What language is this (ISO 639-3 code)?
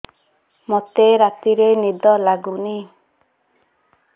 ori